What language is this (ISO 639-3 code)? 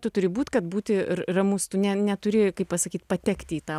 lit